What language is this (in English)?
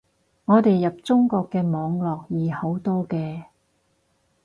Cantonese